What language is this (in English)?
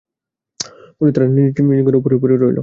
Bangla